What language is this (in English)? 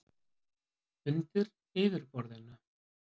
Icelandic